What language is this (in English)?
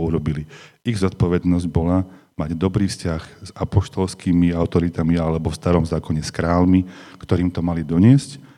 Slovak